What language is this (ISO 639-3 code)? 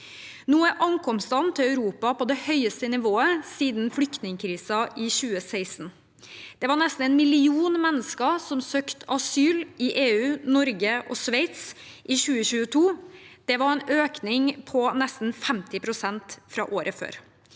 nor